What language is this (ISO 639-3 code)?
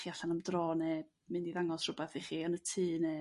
cym